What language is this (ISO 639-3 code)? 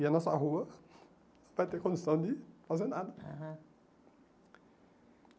por